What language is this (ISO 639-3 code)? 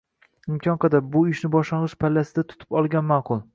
uzb